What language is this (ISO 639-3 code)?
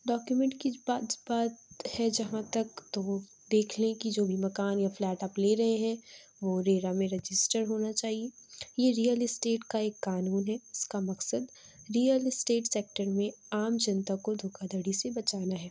urd